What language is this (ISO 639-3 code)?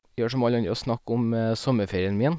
nor